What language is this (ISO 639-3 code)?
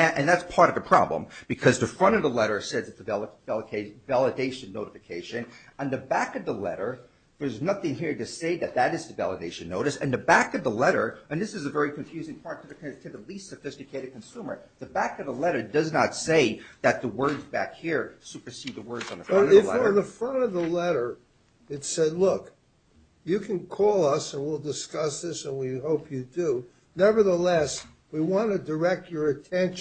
eng